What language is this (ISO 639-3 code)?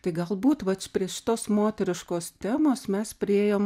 lit